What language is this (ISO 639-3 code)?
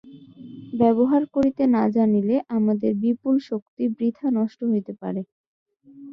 ben